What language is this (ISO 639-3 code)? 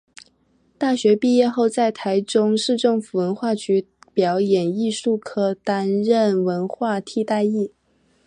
zho